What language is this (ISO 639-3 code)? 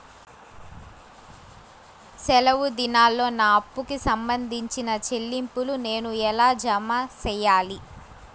tel